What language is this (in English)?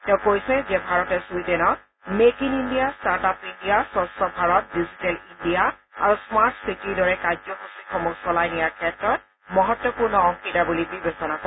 Assamese